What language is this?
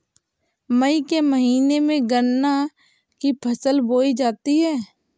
Hindi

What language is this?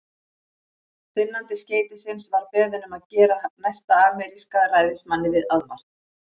Icelandic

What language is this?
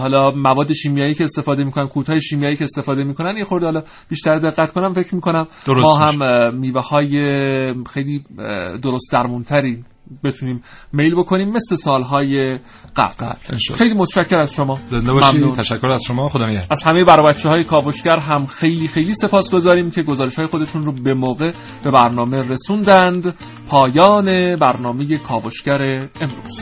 Persian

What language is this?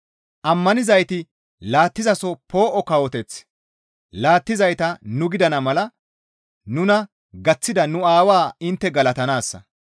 Gamo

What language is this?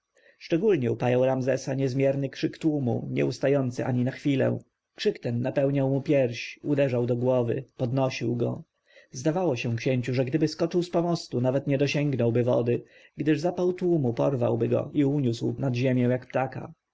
Polish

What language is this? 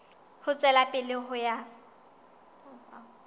Southern Sotho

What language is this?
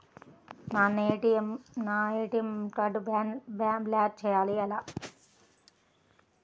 Telugu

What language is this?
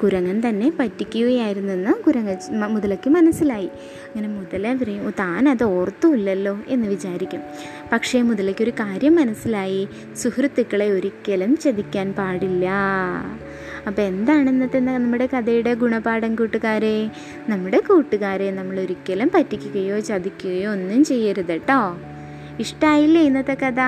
Malayalam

